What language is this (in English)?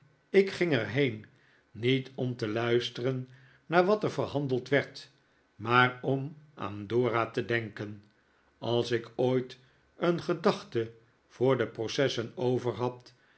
Dutch